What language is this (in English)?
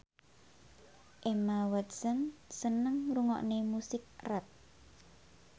Javanese